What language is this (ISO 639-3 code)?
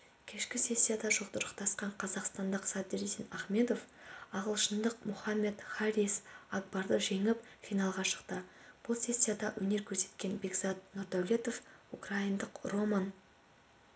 kaz